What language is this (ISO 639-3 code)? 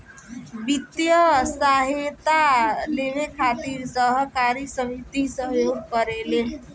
bho